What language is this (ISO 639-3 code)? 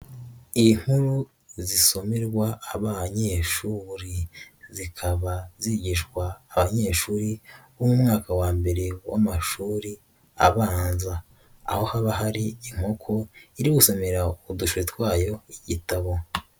kin